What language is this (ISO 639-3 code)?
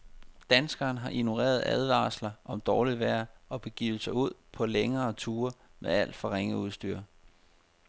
dan